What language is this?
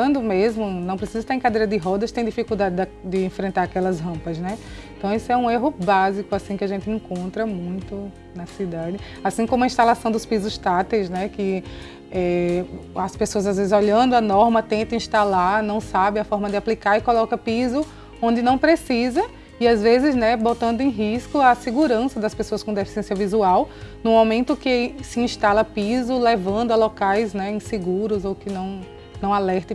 Portuguese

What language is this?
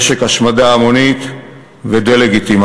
Hebrew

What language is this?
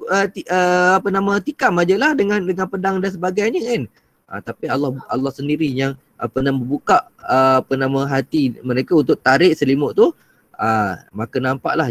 Malay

